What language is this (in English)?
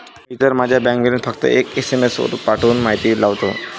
Marathi